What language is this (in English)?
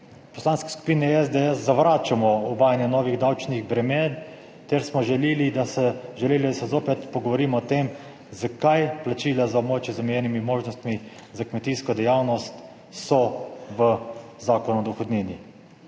Slovenian